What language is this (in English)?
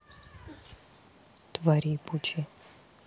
Russian